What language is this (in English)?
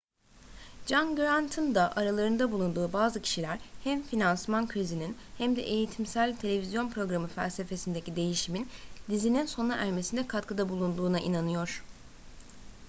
Turkish